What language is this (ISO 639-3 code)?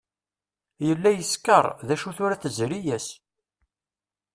kab